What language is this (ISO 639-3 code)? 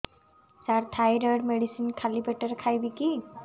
ori